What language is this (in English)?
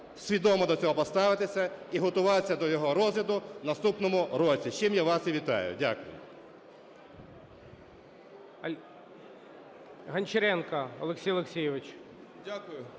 Ukrainian